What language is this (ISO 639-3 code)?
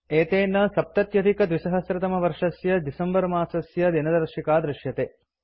san